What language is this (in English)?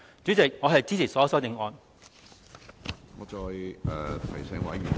Cantonese